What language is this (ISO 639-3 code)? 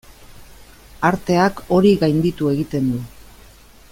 eus